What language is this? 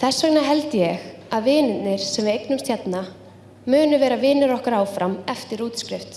Icelandic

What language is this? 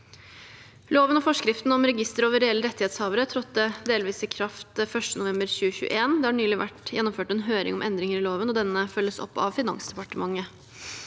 Norwegian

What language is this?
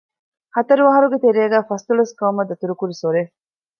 Divehi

